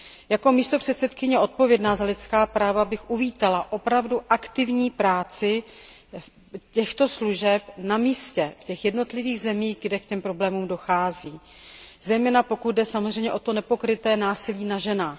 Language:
Czech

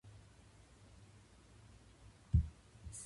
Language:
Japanese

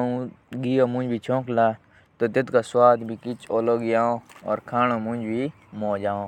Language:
Jaunsari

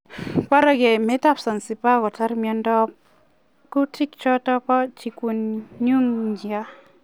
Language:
Kalenjin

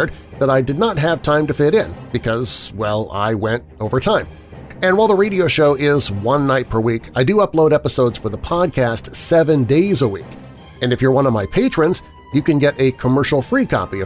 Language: English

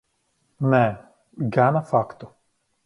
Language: Latvian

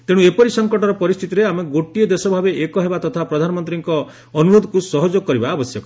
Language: Odia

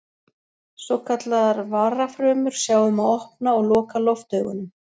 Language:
Icelandic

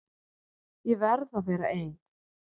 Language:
Icelandic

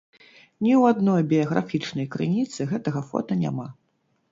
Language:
Belarusian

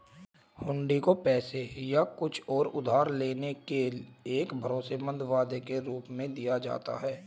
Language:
Hindi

